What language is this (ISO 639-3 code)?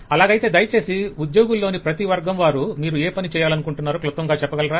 tel